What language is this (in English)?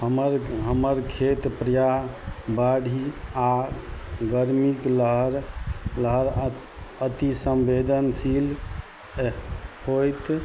Maithili